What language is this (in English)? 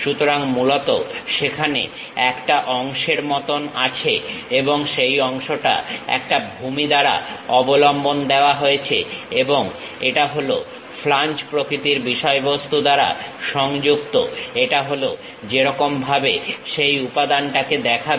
Bangla